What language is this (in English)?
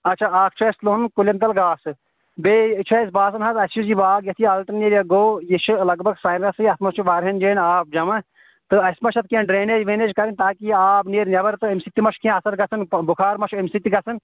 Kashmiri